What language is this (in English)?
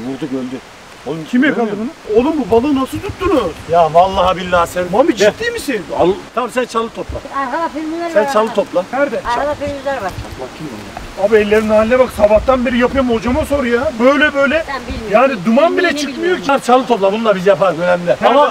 Turkish